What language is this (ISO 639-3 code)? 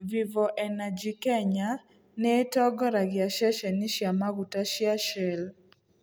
kik